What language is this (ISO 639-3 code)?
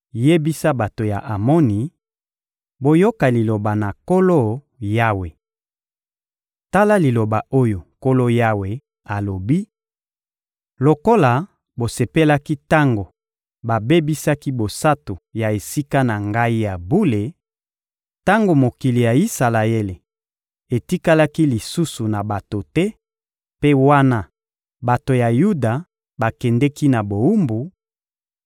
lin